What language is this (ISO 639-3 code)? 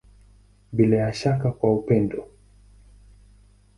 swa